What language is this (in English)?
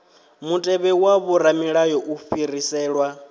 Venda